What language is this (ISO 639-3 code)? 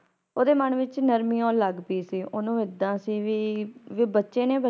pan